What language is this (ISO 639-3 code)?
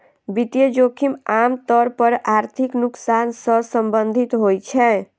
mai